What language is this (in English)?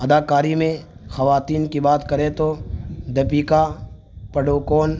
Urdu